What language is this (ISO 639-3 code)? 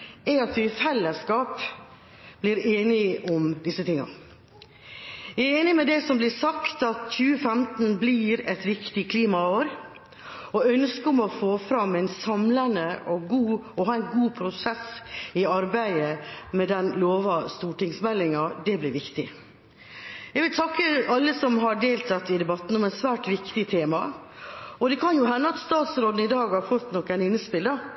nob